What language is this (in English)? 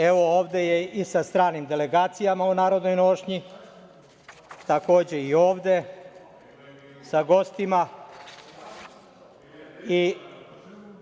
Serbian